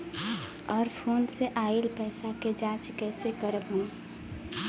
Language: Bhojpuri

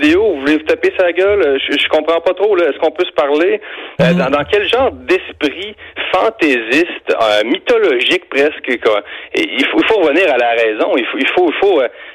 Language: French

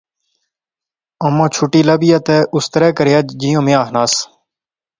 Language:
Pahari-Potwari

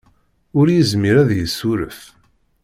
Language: Kabyle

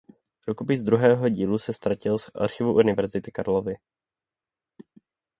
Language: Czech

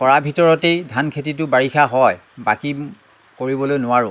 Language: Assamese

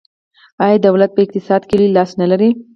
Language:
Pashto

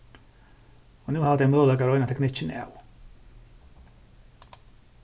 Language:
Faroese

